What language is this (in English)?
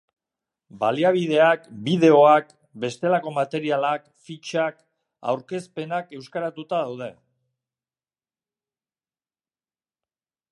Basque